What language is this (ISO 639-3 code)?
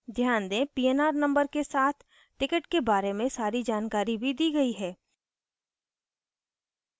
hin